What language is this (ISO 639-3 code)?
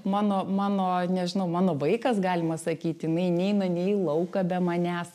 lit